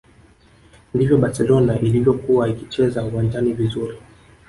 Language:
Swahili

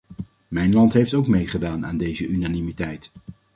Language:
Dutch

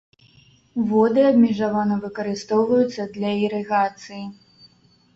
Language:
Belarusian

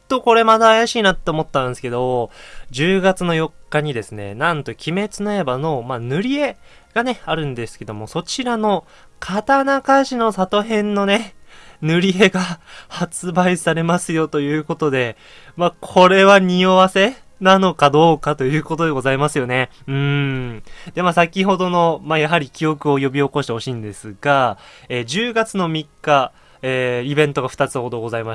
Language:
Japanese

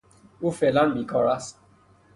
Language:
Persian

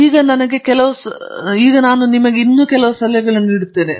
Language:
Kannada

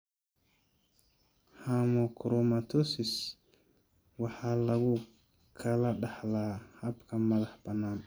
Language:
Somali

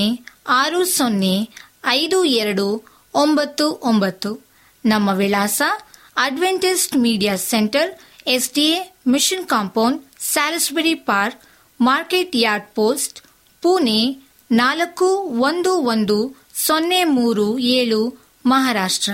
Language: Kannada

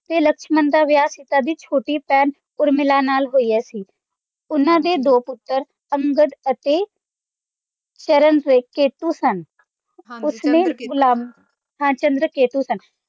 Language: Punjabi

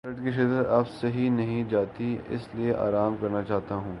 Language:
Urdu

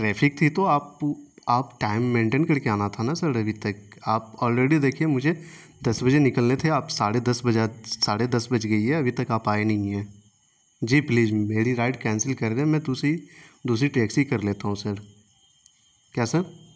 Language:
Urdu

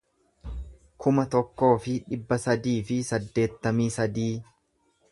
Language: Oromo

